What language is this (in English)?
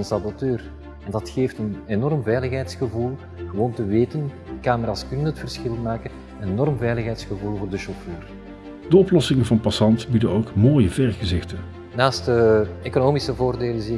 Dutch